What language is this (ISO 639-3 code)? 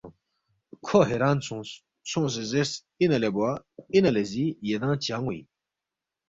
bft